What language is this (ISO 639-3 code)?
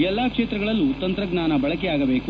kan